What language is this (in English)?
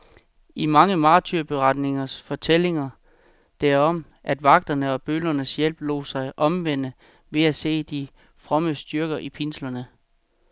Danish